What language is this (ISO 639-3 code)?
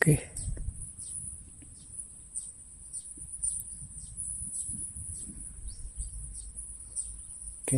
ind